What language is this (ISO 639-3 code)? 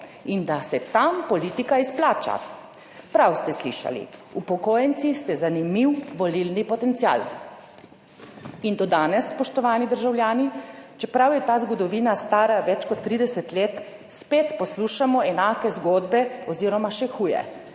slv